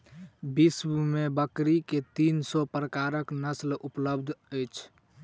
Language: Maithili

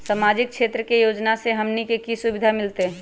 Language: Magahi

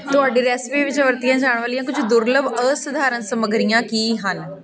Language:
Punjabi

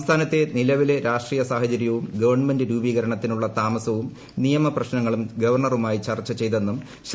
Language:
Malayalam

